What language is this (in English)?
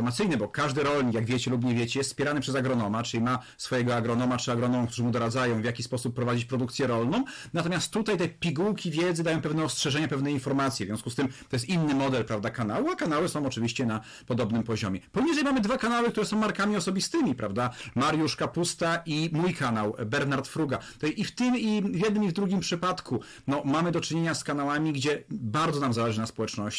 Polish